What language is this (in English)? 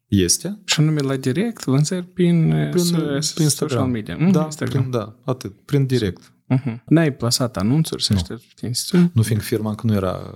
Romanian